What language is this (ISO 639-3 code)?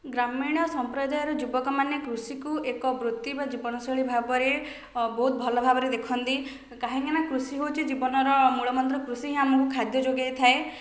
ori